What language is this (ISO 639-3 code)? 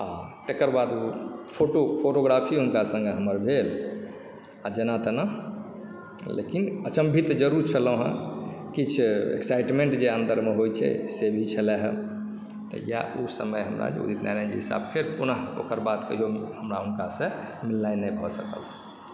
mai